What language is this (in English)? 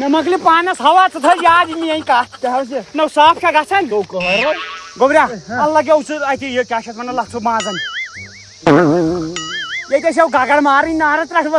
Hindi